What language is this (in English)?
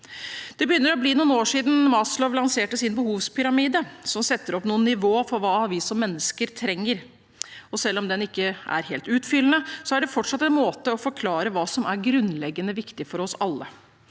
Norwegian